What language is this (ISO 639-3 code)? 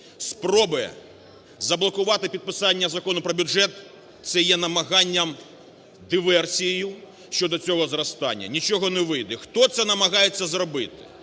ukr